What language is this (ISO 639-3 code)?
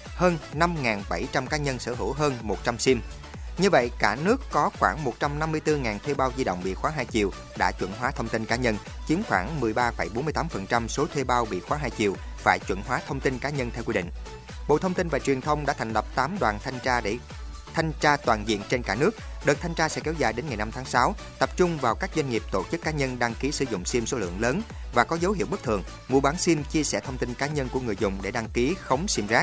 vie